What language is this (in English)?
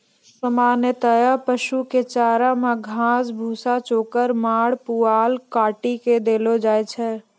Maithili